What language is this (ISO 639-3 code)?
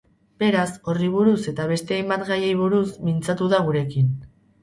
eus